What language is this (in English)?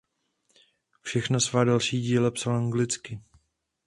Czech